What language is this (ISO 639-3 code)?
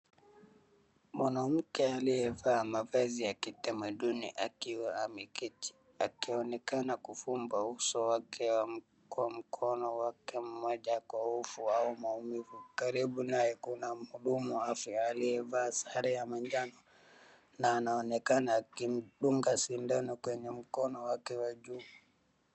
swa